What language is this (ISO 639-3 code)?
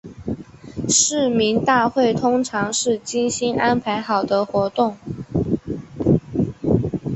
zho